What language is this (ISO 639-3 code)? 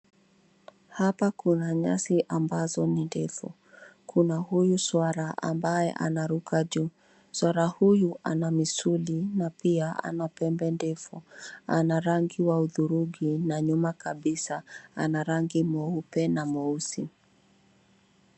swa